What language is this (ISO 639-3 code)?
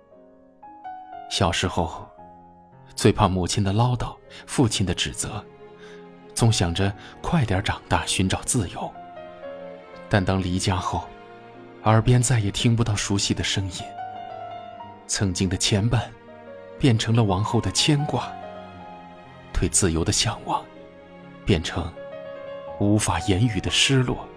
zho